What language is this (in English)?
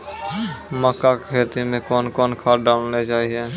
Maithili